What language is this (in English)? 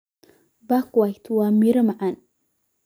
Somali